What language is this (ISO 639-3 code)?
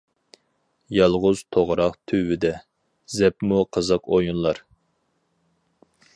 uig